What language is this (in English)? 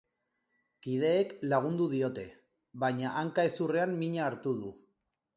Basque